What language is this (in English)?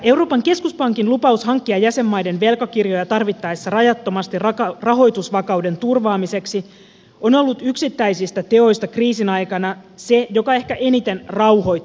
Finnish